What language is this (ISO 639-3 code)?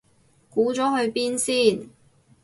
yue